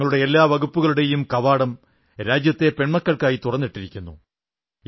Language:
Malayalam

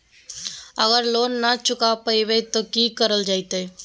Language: Magahi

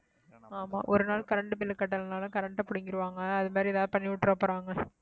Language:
Tamil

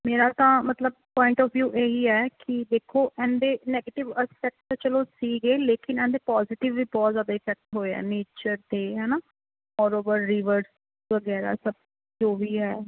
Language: Punjabi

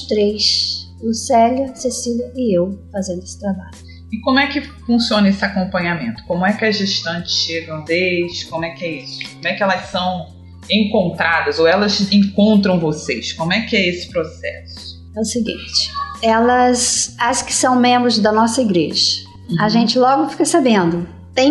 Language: Portuguese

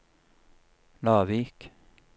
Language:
Norwegian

